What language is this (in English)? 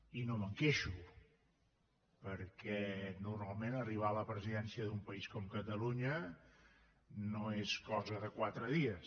Catalan